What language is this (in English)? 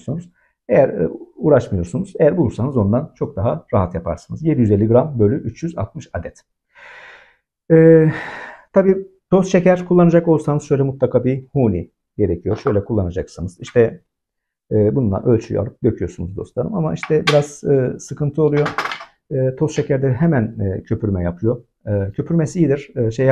Turkish